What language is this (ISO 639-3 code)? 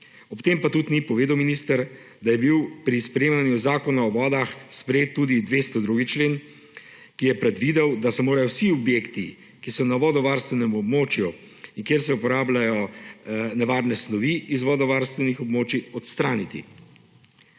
slv